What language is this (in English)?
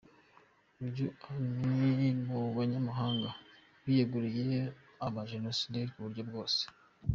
Kinyarwanda